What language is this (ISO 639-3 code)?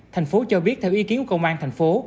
vie